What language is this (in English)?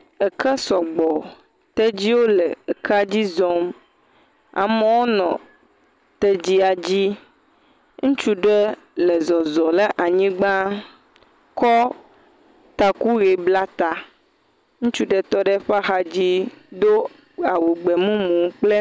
Ewe